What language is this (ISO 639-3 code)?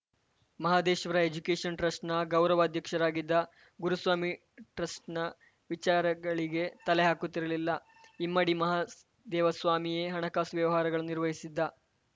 kan